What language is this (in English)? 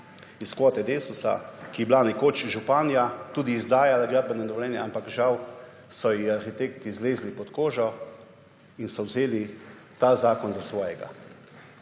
Slovenian